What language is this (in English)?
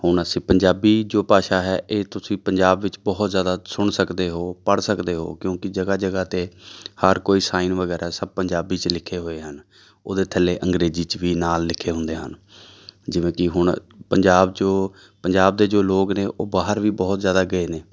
Punjabi